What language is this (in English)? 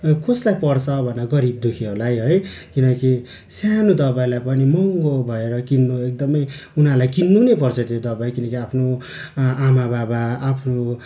Nepali